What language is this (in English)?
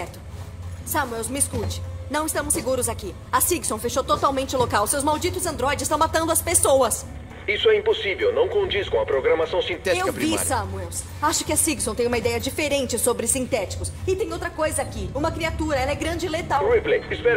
Portuguese